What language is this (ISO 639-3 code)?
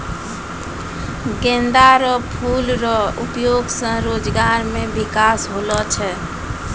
mai